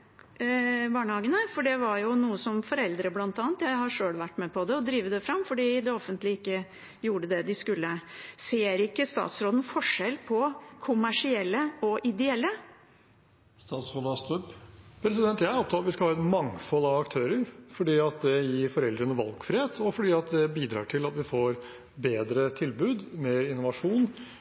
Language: Norwegian Bokmål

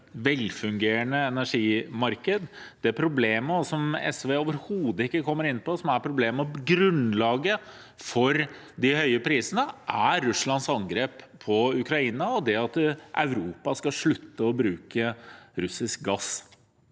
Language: Norwegian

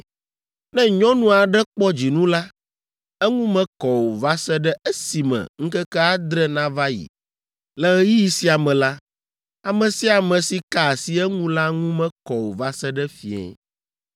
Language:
Ewe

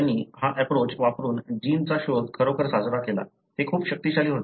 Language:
Marathi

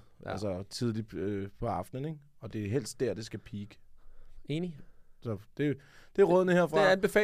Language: Danish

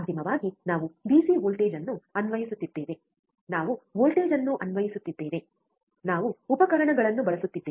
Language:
Kannada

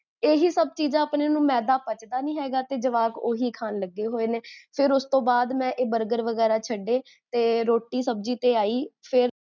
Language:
Punjabi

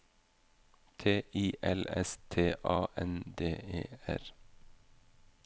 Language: Norwegian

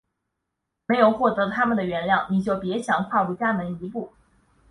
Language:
Chinese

